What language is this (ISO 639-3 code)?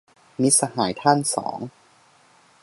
tha